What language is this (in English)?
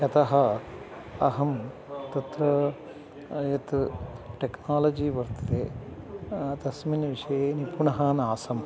Sanskrit